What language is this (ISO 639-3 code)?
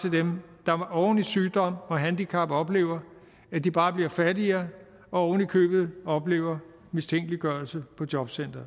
dan